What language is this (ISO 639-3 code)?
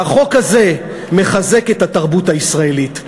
heb